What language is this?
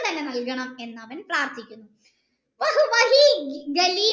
Malayalam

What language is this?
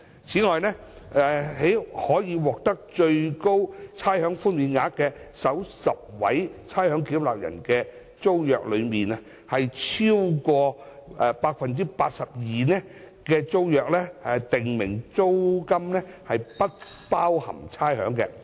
Cantonese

